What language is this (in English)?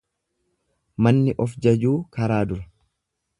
Oromo